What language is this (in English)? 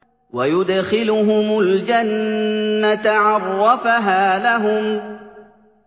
Arabic